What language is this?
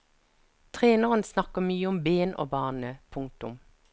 Norwegian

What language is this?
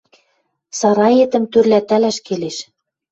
Western Mari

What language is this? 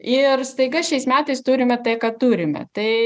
Lithuanian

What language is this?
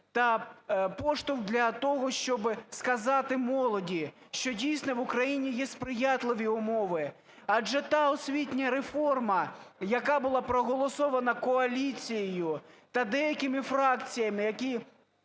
Ukrainian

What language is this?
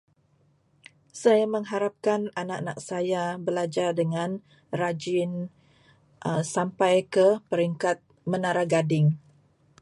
Malay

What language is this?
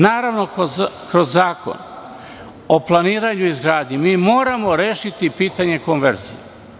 Serbian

